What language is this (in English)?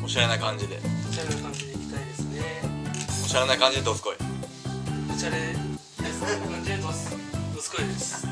Japanese